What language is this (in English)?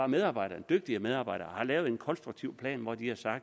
Danish